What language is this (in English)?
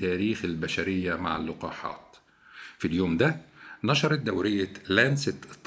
Arabic